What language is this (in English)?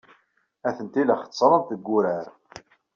Kabyle